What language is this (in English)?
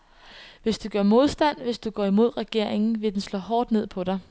Danish